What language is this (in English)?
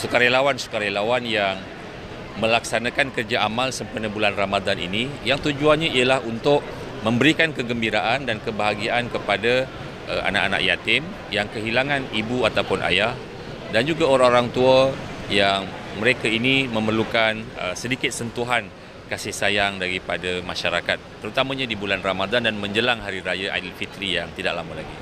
Malay